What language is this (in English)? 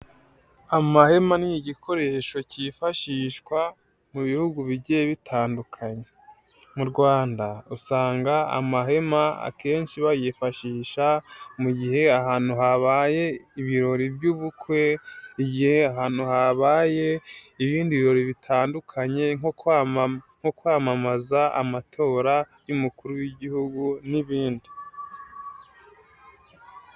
Kinyarwanda